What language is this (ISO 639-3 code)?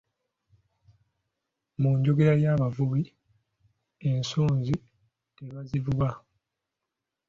lug